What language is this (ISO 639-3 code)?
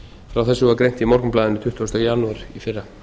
isl